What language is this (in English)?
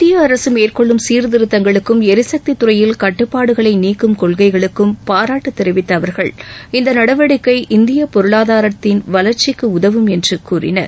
Tamil